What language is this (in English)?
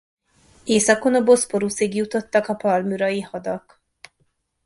Hungarian